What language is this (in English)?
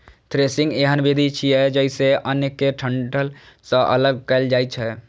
Maithili